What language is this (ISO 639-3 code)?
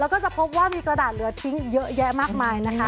tha